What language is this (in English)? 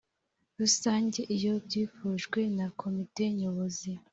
Kinyarwanda